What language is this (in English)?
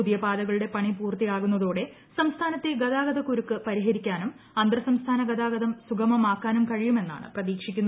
Malayalam